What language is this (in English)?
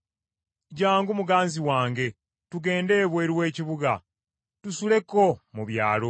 Ganda